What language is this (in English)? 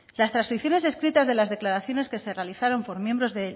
Spanish